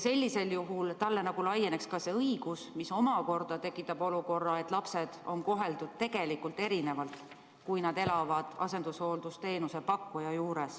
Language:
Estonian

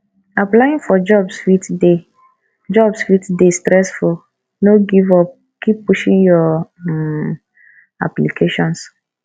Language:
Nigerian Pidgin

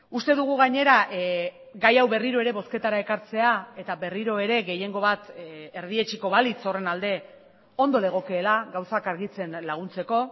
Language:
Basque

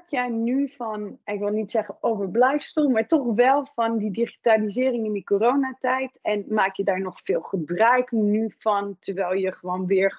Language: Dutch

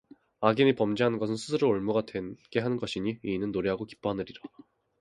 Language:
Korean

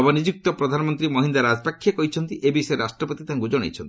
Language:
Odia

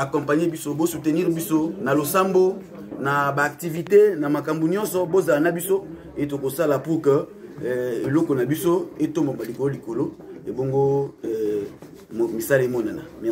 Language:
French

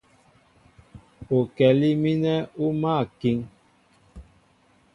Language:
Mbo (Cameroon)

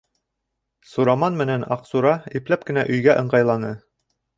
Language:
Bashkir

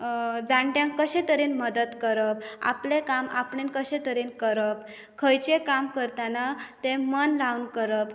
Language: Konkani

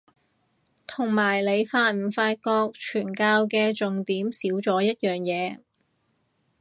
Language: Cantonese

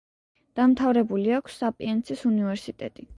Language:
Georgian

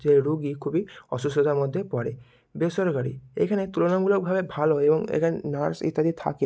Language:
Bangla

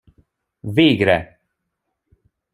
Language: Hungarian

